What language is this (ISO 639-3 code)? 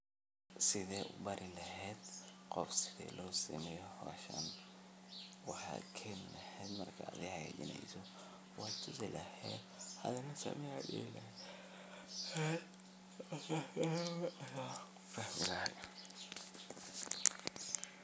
som